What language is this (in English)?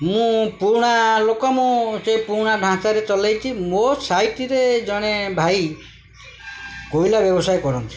Odia